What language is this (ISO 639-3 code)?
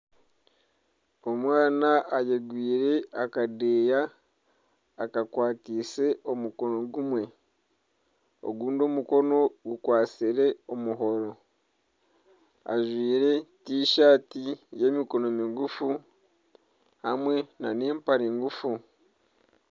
nyn